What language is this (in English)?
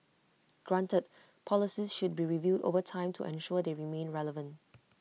English